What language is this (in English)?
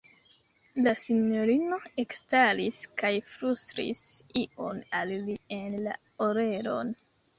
Esperanto